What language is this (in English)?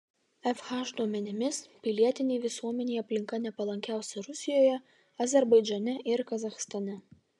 Lithuanian